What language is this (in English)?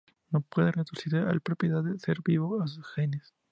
Spanish